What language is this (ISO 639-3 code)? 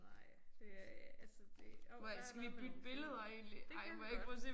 dan